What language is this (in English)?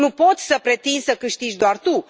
Romanian